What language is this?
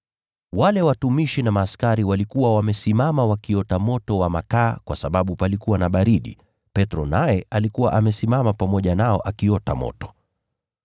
Swahili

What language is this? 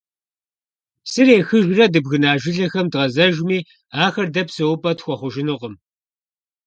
Kabardian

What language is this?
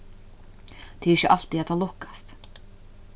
Faroese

